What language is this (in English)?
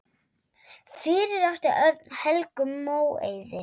Icelandic